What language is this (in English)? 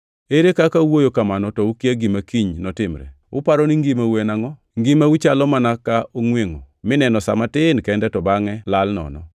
Luo (Kenya and Tanzania)